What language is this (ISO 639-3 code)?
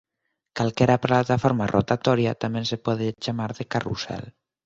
glg